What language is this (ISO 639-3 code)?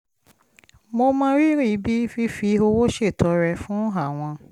yor